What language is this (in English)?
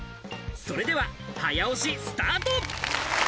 Japanese